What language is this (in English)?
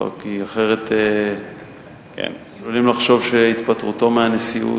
Hebrew